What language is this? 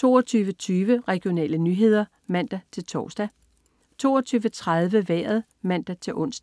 Danish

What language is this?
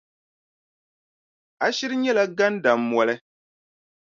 Dagbani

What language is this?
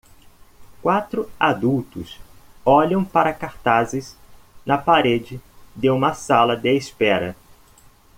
Portuguese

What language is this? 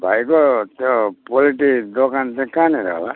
Nepali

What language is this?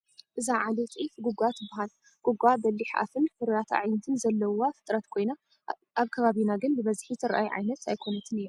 Tigrinya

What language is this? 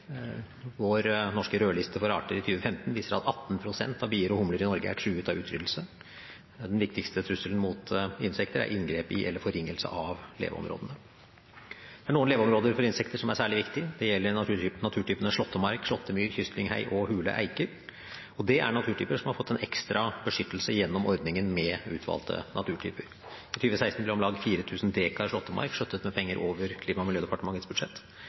Norwegian Bokmål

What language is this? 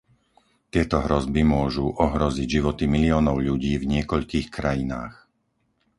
Slovak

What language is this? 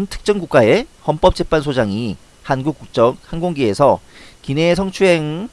Korean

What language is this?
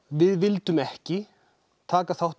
Icelandic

